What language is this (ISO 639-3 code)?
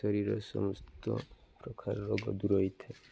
ori